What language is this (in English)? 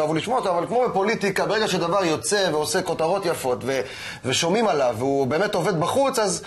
Hebrew